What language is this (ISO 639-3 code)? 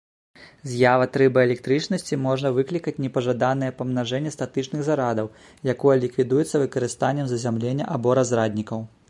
bel